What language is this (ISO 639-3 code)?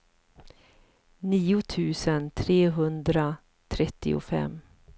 swe